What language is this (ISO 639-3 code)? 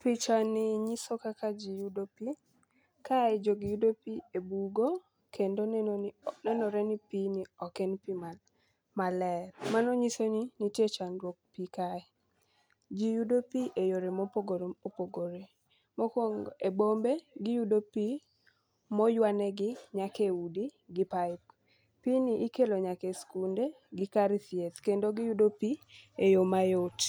luo